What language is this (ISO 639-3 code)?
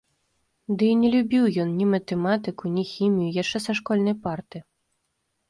bel